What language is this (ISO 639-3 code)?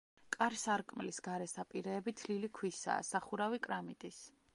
kat